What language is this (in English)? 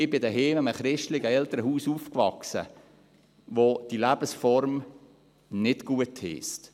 Swiss German